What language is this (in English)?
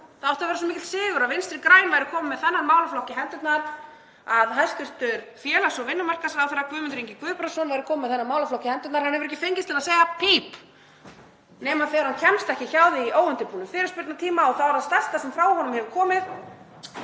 Icelandic